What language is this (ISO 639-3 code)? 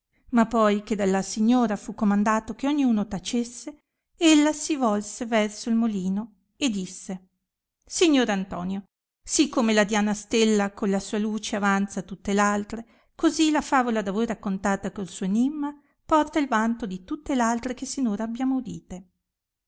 ita